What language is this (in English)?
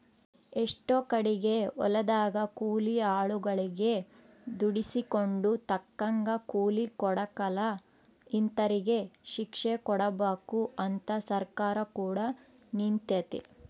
Kannada